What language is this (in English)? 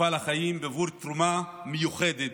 Hebrew